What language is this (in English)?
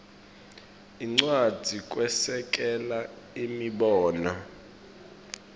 Swati